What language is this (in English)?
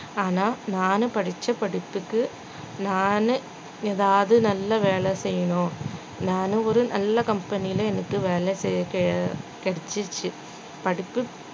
Tamil